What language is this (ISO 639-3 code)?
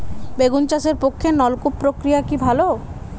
ben